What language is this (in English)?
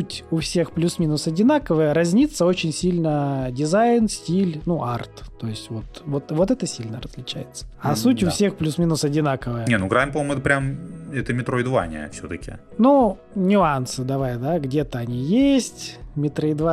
Russian